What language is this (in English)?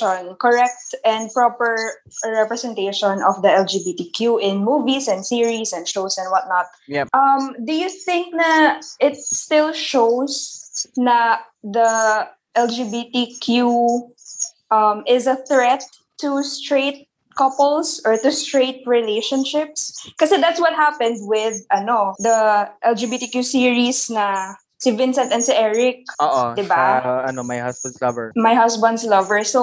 Filipino